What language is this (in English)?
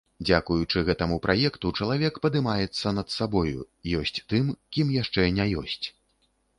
Belarusian